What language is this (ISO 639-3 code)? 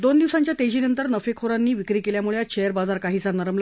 mar